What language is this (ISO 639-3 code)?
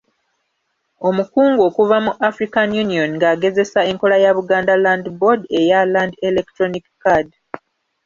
lug